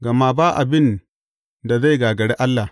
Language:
Hausa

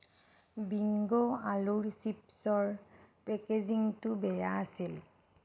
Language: Assamese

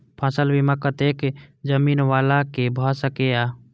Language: Maithili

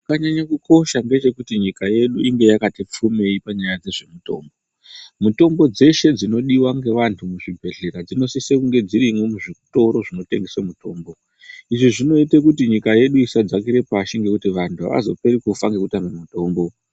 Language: Ndau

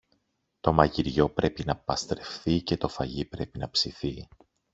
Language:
Greek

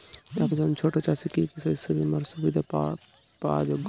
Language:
Bangla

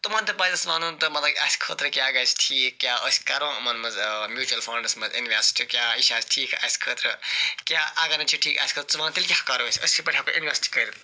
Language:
Kashmiri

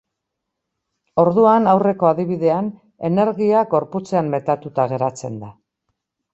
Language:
Basque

